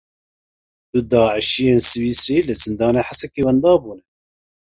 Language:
Kurdish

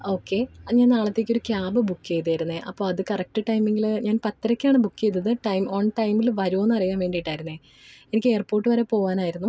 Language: Malayalam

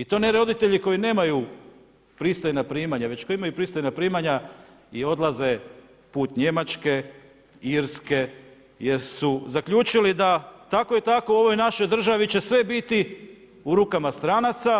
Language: Croatian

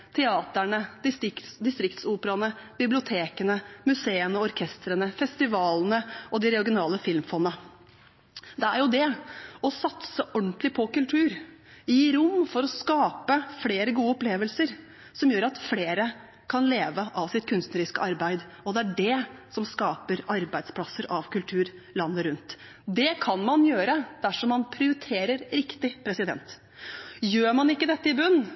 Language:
Norwegian Bokmål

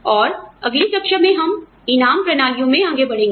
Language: Hindi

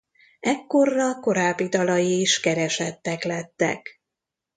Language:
Hungarian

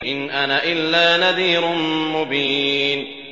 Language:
Arabic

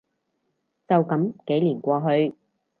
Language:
Cantonese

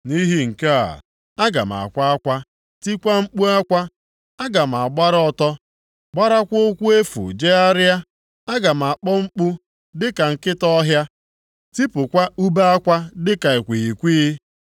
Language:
Igbo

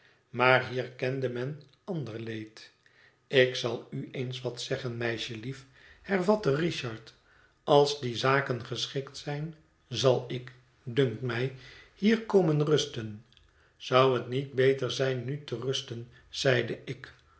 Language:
Dutch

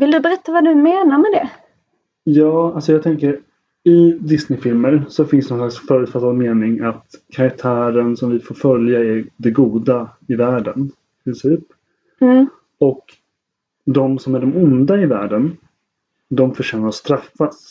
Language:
Swedish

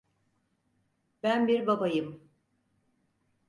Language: Turkish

